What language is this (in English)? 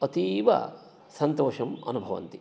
Sanskrit